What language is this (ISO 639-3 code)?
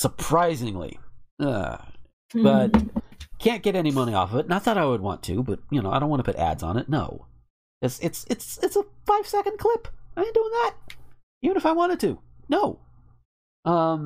eng